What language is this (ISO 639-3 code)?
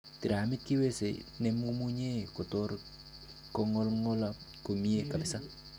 kln